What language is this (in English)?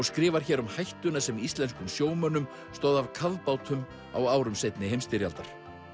Icelandic